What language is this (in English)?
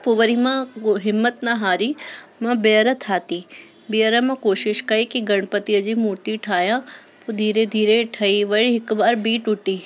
Sindhi